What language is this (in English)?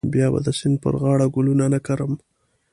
Pashto